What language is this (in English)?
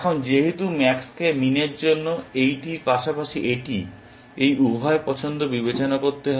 Bangla